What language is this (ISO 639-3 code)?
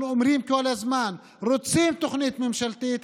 heb